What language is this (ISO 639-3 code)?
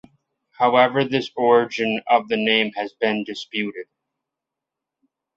eng